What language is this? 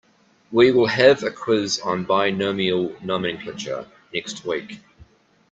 English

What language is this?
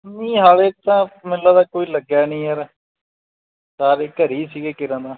Punjabi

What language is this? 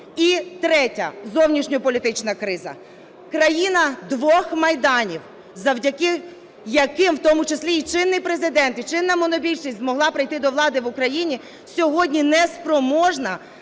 Ukrainian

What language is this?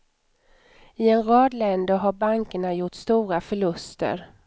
Swedish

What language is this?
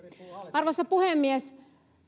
Finnish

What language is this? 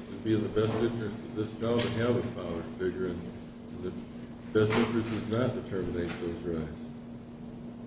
English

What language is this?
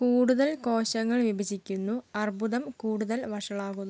Malayalam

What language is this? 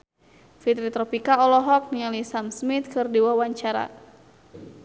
Sundanese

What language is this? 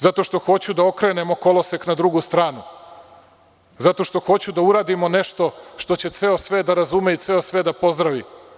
Serbian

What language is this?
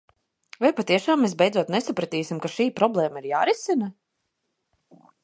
Latvian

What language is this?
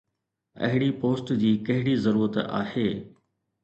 Sindhi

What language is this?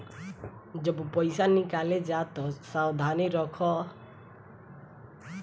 Bhojpuri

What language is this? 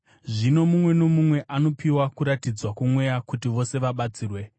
Shona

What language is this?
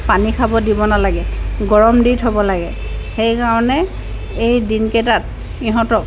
Assamese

